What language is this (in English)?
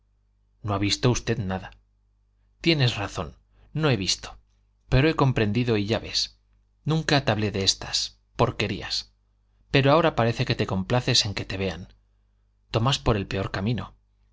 Spanish